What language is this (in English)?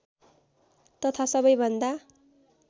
Nepali